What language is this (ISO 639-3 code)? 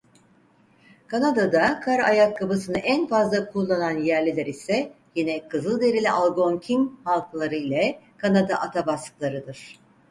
tur